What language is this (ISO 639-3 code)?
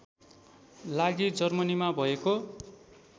nep